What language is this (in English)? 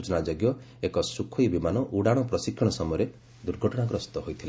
Odia